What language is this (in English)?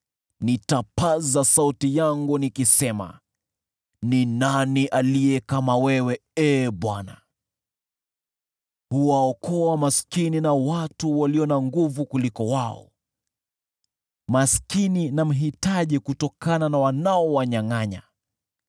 Swahili